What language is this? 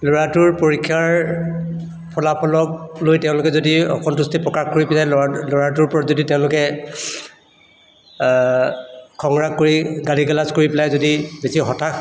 Assamese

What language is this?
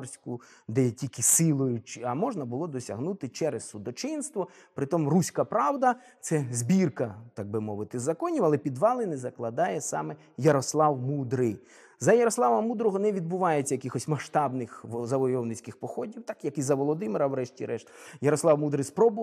Ukrainian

